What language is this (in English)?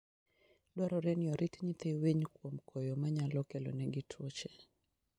Luo (Kenya and Tanzania)